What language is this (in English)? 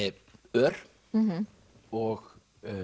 Icelandic